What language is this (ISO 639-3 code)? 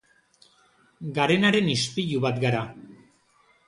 eus